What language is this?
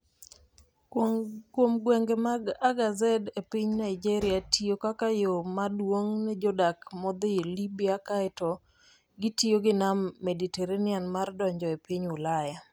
Luo (Kenya and Tanzania)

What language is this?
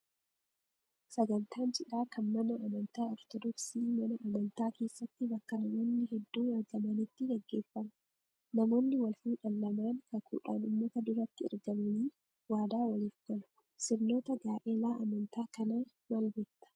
Oromo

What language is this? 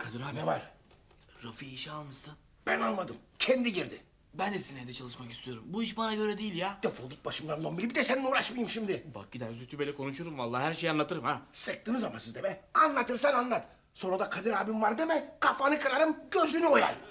Turkish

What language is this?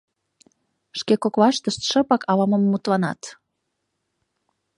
Mari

